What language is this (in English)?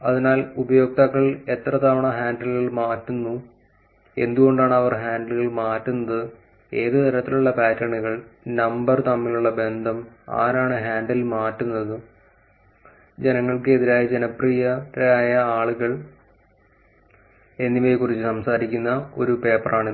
Malayalam